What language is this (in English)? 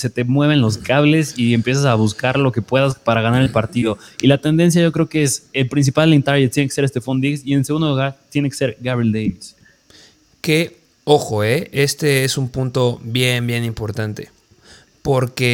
Spanish